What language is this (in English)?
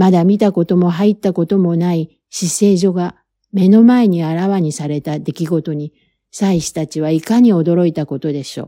Japanese